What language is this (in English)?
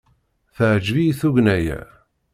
Kabyle